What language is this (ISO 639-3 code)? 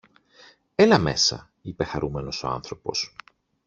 ell